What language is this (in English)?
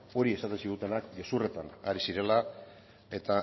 Basque